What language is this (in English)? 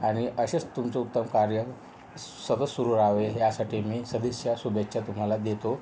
Marathi